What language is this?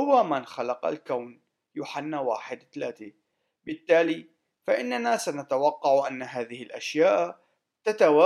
Arabic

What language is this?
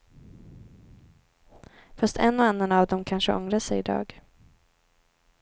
Swedish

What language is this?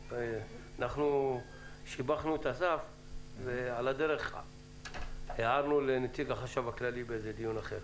Hebrew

